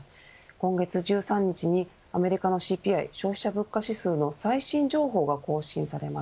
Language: Japanese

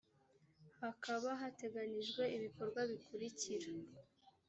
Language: Kinyarwanda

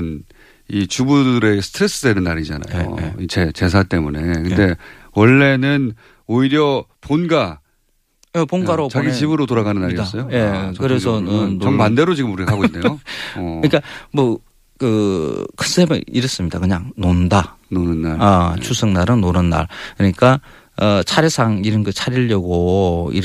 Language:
Korean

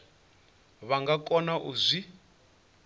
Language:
Venda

